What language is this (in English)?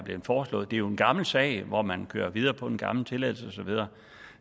Danish